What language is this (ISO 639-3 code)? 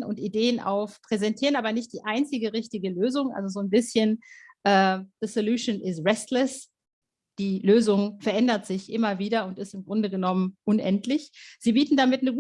deu